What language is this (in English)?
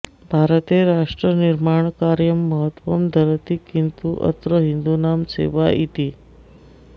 Sanskrit